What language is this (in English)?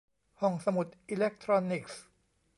Thai